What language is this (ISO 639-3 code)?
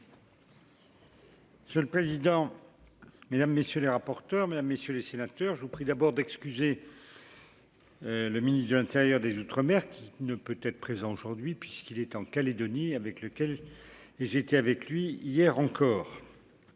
fra